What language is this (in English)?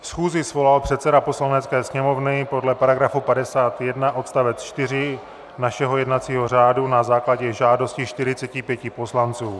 Czech